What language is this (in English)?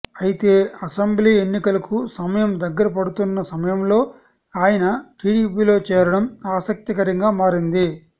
Telugu